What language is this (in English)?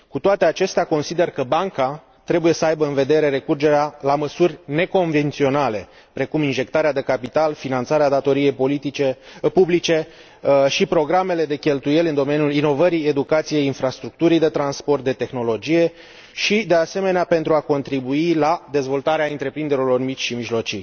Romanian